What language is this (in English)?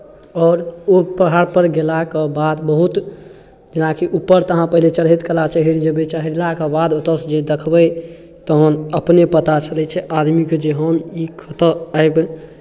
Maithili